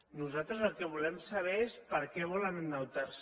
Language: Catalan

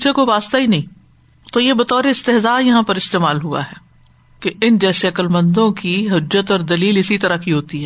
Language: Urdu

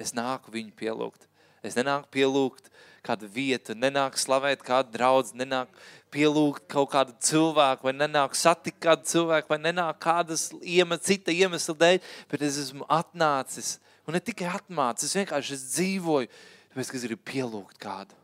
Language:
Finnish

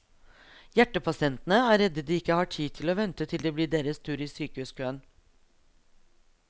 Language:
Norwegian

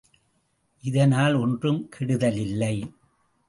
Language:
Tamil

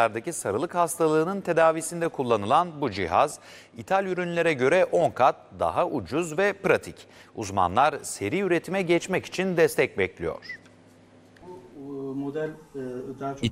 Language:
Turkish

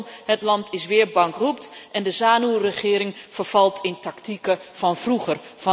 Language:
Dutch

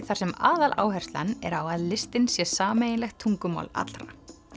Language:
Icelandic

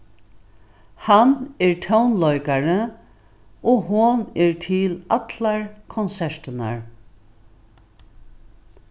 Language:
Faroese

